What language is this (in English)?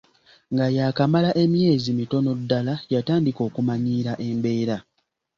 Ganda